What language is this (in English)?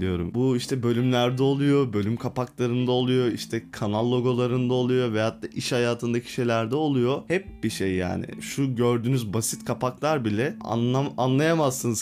Turkish